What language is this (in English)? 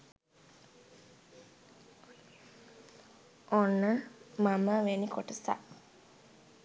Sinhala